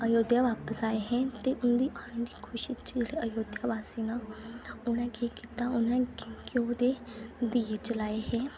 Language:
Dogri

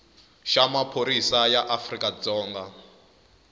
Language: Tsonga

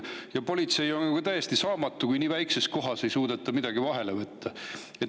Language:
Estonian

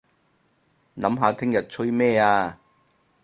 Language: Cantonese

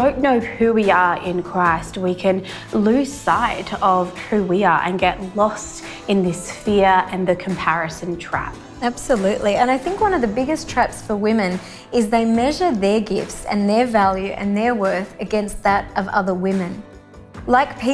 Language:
English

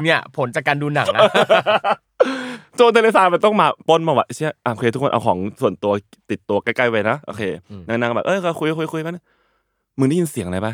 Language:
Thai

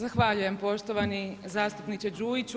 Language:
Croatian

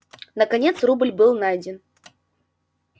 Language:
Russian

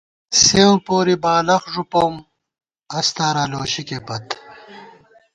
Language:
Gawar-Bati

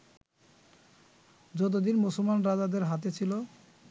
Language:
Bangla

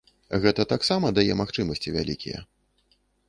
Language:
Belarusian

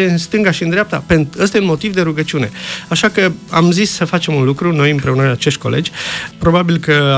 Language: Romanian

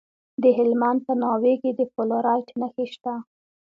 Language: Pashto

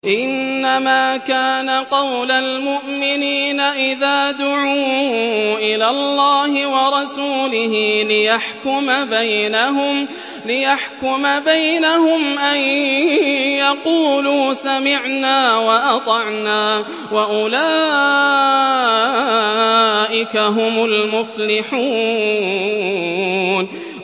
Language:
Arabic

